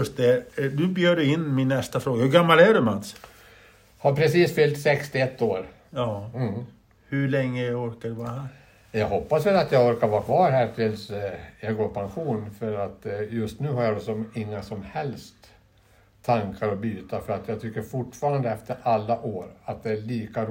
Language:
Swedish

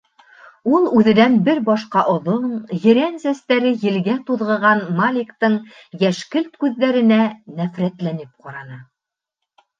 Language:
Bashkir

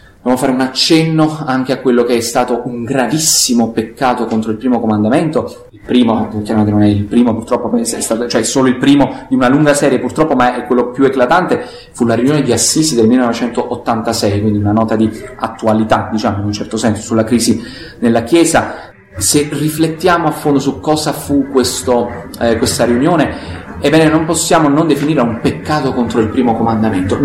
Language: Italian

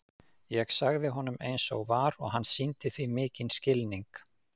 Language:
Icelandic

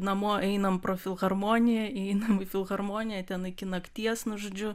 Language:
Lithuanian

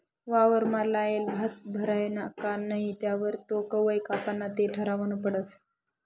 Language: Marathi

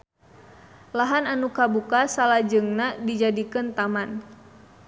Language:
Sundanese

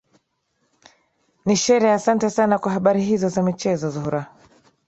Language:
Swahili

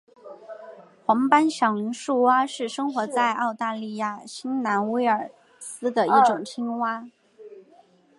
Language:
Chinese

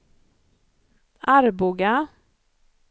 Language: Swedish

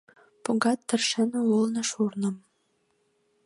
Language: Mari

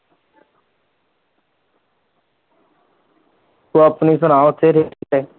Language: Punjabi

